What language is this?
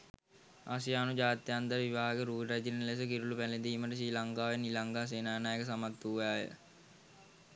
Sinhala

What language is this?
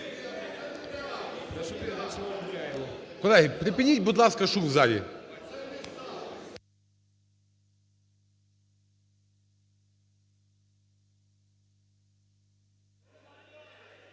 Ukrainian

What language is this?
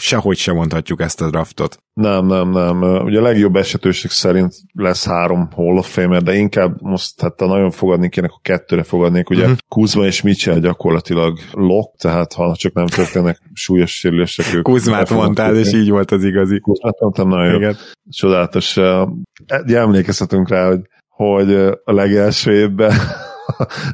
Hungarian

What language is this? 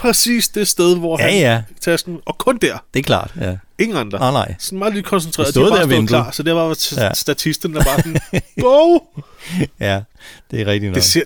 Danish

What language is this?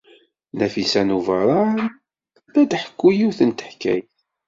Kabyle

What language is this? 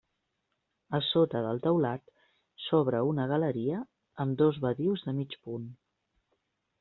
Catalan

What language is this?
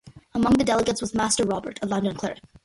English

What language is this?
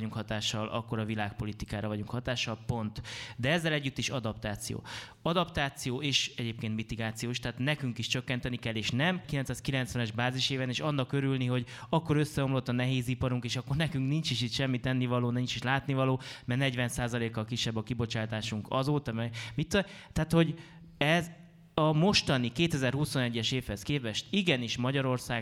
Hungarian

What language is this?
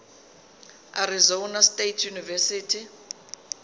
Zulu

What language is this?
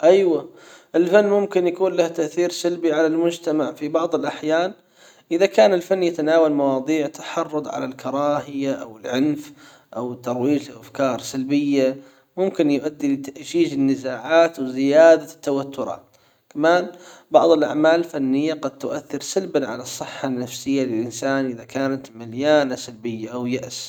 Hijazi Arabic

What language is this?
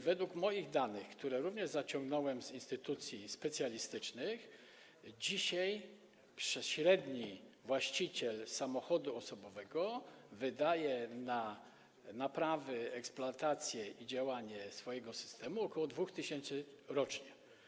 Polish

